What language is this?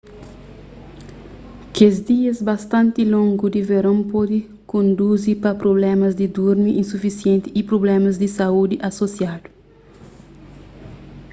Kabuverdianu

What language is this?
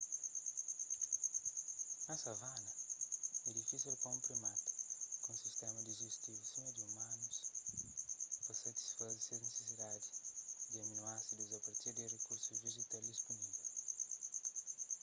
Kabuverdianu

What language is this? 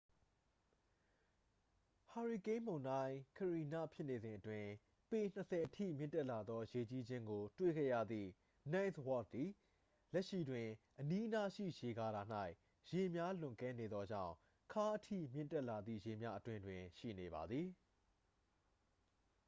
Burmese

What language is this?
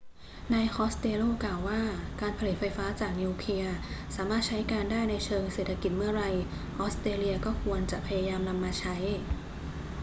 Thai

